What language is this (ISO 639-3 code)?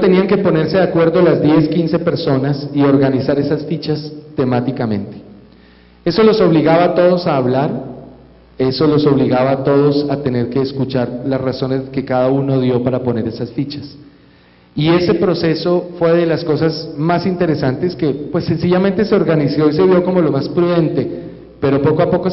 spa